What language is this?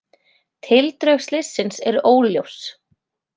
Icelandic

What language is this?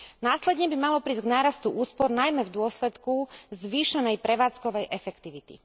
Slovak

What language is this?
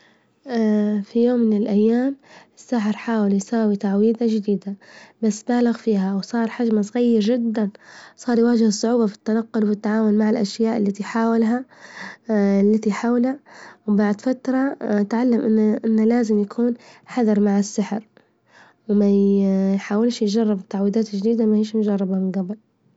Libyan Arabic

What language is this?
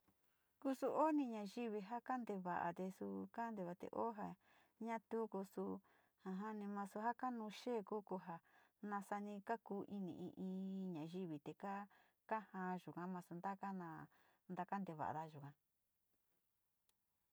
Sinicahua Mixtec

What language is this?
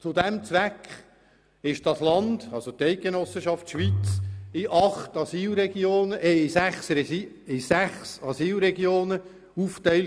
Swiss German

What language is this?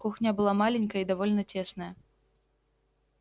Russian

